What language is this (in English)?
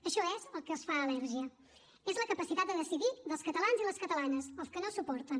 Catalan